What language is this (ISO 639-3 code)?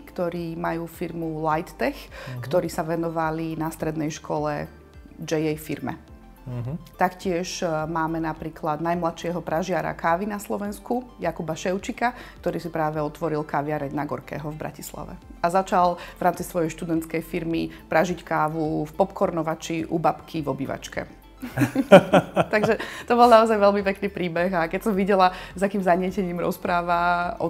slk